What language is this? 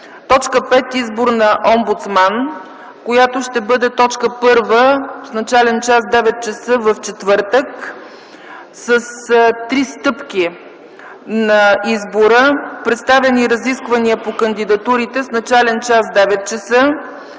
Bulgarian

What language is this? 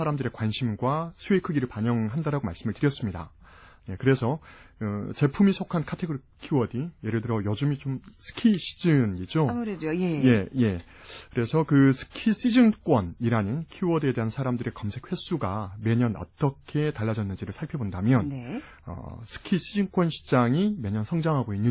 Korean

